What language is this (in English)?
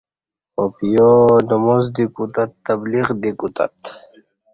Kati